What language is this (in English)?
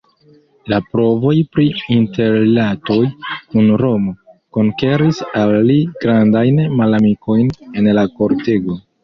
Esperanto